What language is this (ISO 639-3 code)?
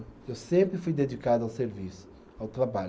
por